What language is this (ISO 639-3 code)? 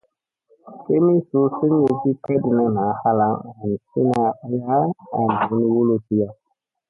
mse